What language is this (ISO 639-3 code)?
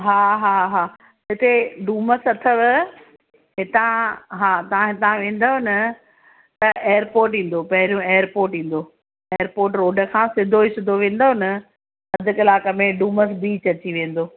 snd